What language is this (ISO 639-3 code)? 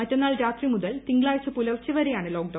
mal